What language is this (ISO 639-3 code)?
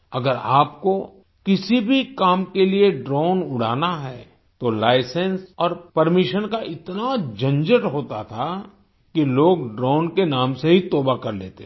hin